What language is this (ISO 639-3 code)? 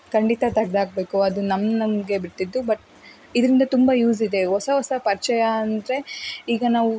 kan